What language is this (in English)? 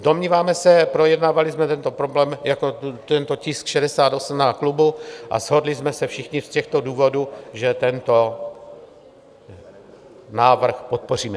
Czech